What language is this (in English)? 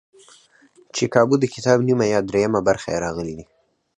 Pashto